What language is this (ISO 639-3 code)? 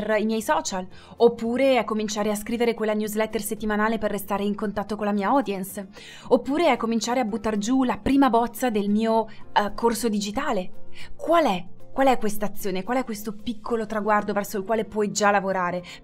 ita